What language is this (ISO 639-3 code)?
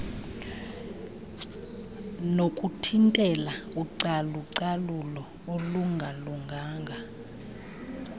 xho